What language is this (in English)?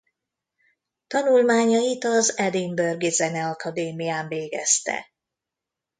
Hungarian